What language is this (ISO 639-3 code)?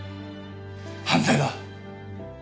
jpn